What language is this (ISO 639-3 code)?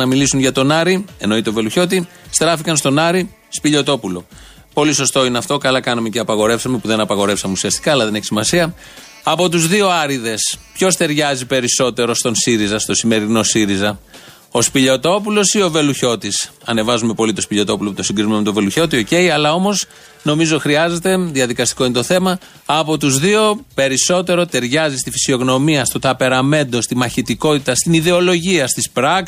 ell